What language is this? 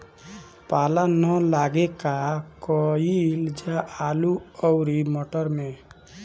Bhojpuri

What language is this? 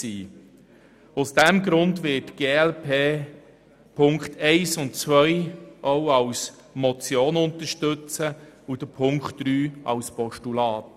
Swiss German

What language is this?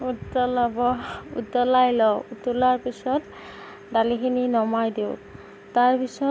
Assamese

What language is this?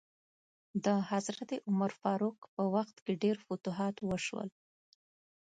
Pashto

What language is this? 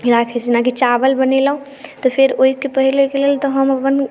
Maithili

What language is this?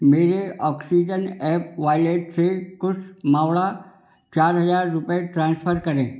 Hindi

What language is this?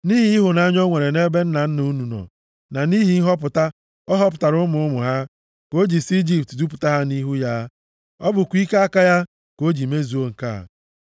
Igbo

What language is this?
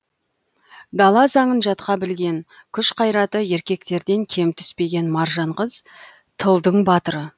Kazakh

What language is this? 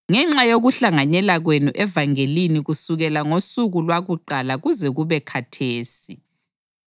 North Ndebele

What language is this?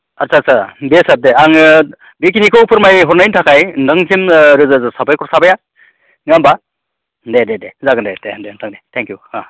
Bodo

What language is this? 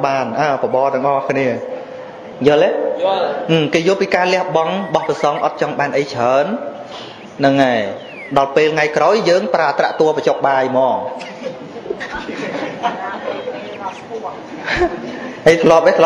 Vietnamese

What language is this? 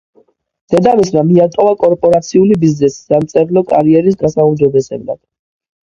Georgian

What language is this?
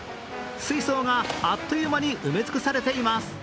Japanese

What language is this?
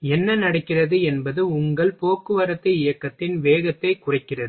Tamil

